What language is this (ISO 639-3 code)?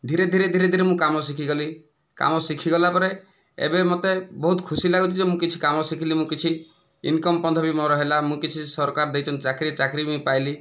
ori